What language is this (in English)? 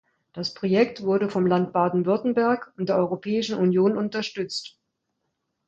German